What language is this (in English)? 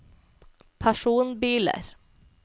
Norwegian